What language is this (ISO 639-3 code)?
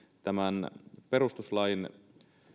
fin